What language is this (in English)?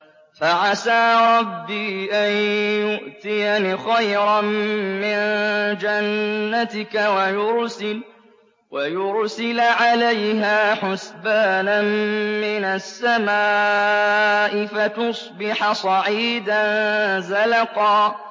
Arabic